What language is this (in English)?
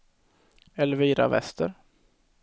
Swedish